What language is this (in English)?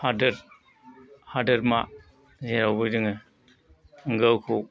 Bodo